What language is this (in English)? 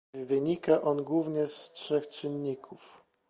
Polish